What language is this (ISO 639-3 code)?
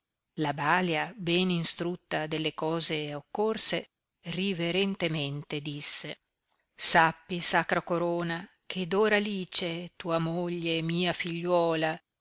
ita